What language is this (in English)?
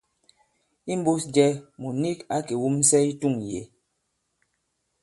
Bankon